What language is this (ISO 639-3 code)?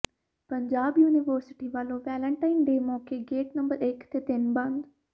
pan